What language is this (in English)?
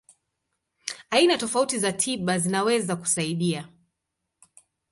Swahili